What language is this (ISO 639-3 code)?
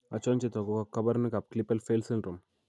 kln